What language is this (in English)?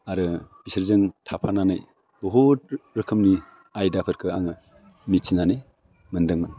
Bodo